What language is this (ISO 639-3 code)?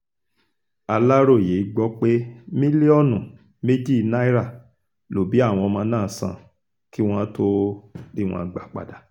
yor